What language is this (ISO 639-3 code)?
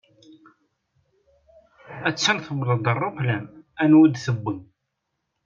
kab